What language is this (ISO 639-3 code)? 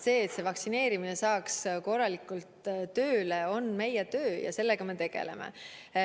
est